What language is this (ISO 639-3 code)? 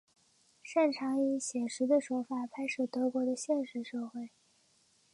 zho